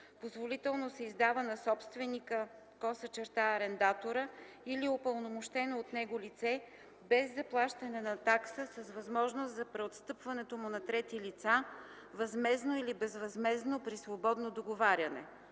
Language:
Bulgarian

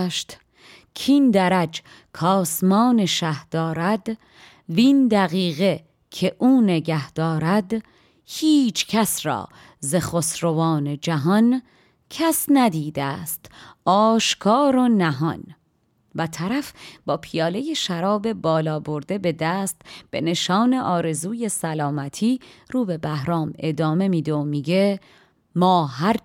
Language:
Persian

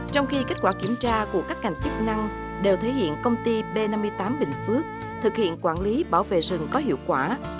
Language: Vietnamese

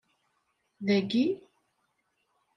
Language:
Kabyle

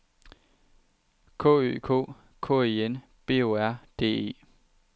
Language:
Danish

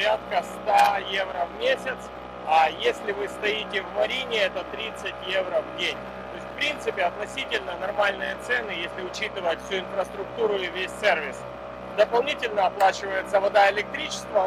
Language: Russian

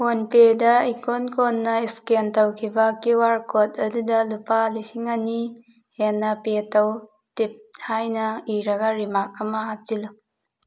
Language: Manipuri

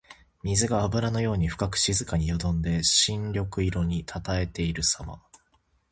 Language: Japanese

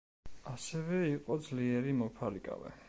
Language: Georgian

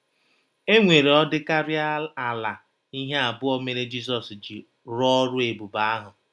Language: Igbo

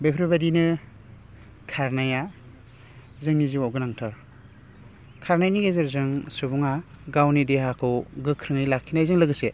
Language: Bodo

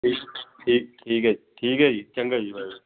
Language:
Punjabi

